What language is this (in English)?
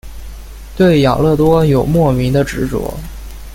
Chinese